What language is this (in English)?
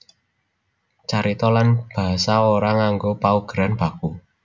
Javanese